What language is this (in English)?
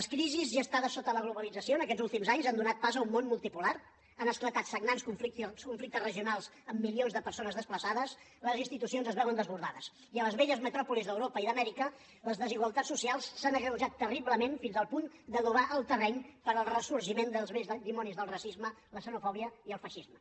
Catalan